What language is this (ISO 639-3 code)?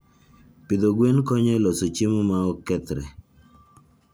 luo